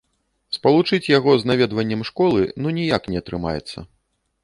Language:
Belarusian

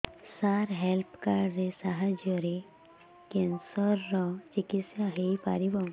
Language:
Odia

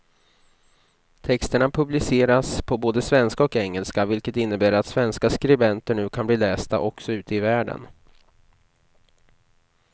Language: Swedish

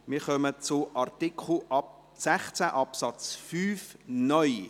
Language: Swiss German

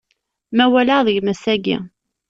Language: Kabyle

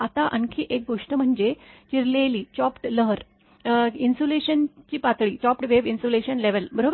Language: Marathi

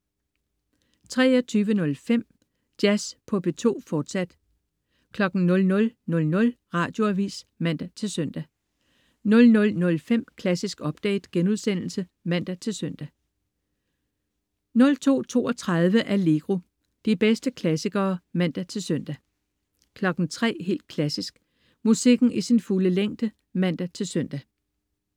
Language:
Danish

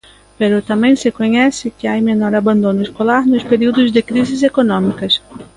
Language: Galician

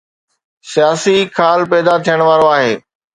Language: Sindhi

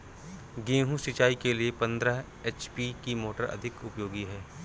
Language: Hindi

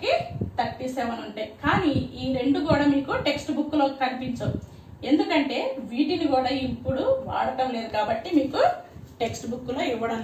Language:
Hindi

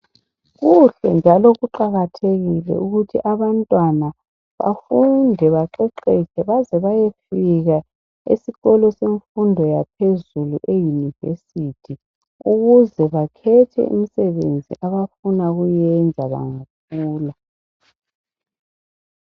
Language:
North Ndebele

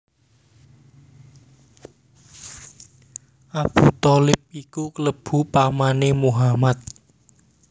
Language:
Javanese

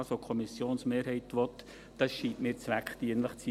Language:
Swiss German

